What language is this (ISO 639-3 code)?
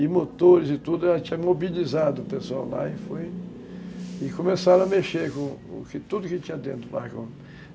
por